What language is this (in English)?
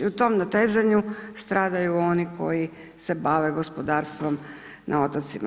Croatian